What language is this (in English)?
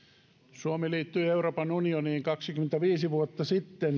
Finnish